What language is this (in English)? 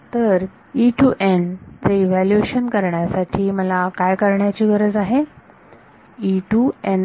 Marathi